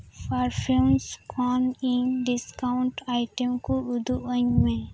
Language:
Santali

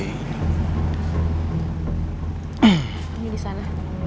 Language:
Indonesian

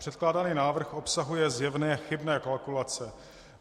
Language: Czech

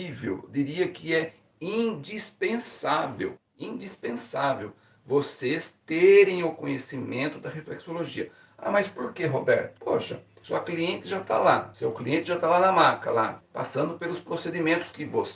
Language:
Portuguese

